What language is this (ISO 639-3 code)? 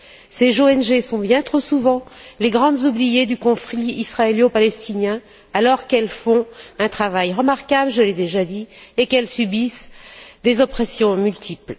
fra